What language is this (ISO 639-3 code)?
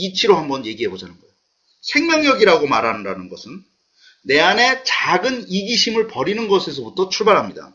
kor